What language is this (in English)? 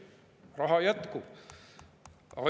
Estonian